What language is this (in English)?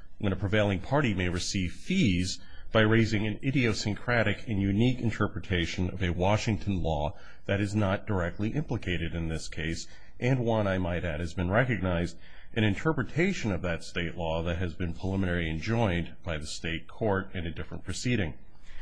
English